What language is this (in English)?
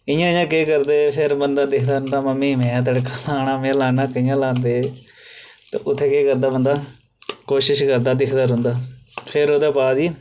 Dogri